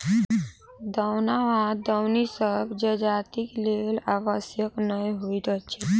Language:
Maithili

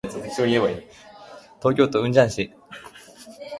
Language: Japanese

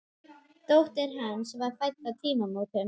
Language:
Icelandic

